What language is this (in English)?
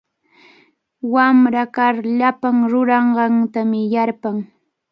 Cajatambo North Lima Quechua